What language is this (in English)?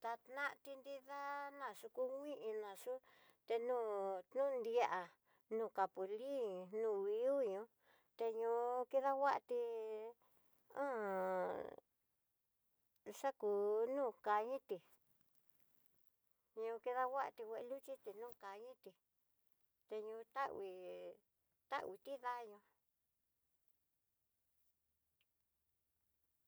Tidaá Mixtec